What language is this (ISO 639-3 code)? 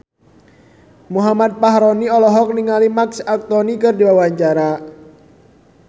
sun